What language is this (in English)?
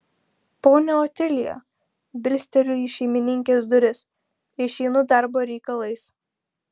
Lithuanian